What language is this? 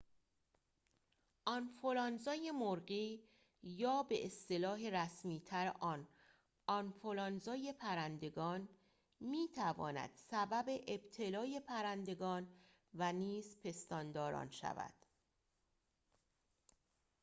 Persian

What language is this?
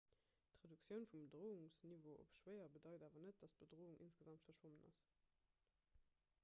Luxembourgish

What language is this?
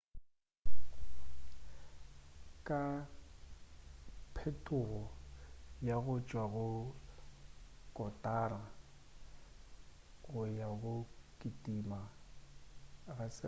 Northern Sotho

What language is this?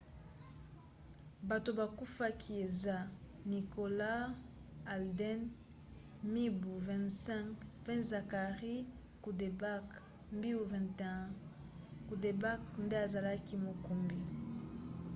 Lingala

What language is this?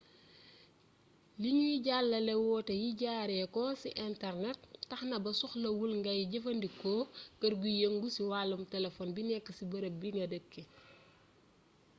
Wolof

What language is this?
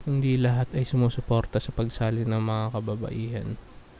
Filipino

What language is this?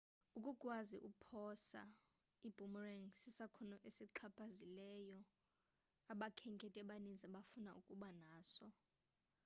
Xhosa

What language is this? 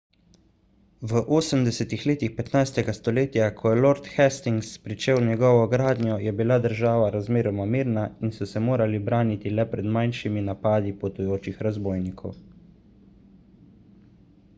Slovenian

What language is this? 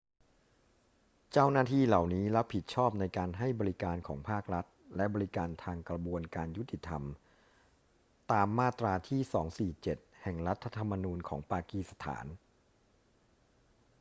Thai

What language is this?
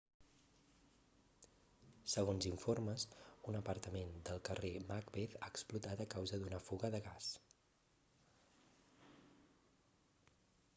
Catalan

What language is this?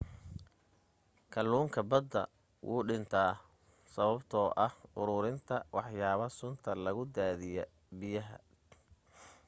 Somali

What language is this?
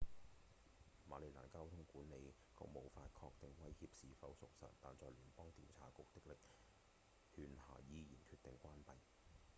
Cantonese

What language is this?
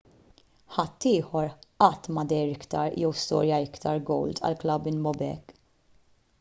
Maltese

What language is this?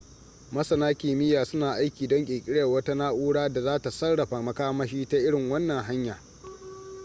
Hausa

